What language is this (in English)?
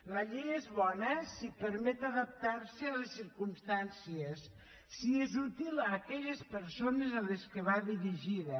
Catalan